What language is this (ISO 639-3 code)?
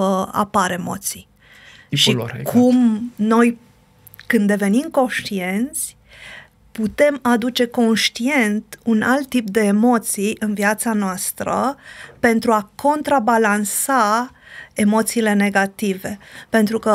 ron